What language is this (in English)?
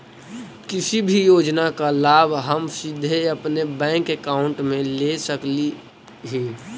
Magahi